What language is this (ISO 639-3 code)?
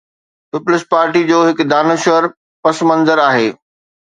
snd